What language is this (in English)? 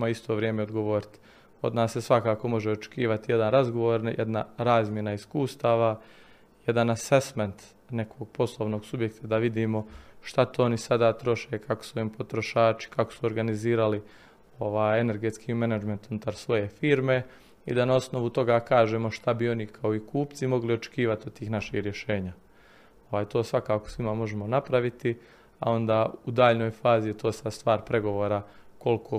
Croatian